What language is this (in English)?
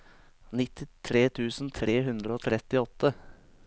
Norwegian